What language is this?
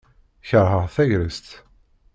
Kabyle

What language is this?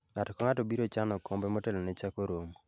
Luo (Kenya and Tanzania)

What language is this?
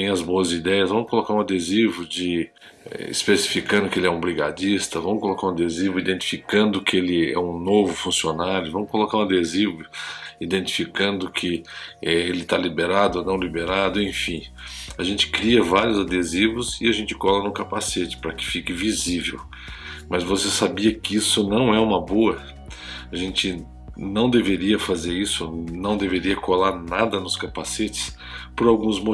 Portuguese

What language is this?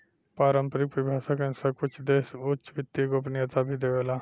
Bhojpuri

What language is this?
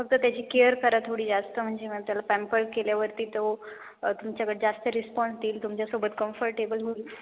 Marathi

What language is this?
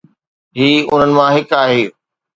Sindhi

